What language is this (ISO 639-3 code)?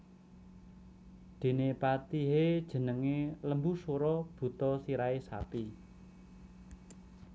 jav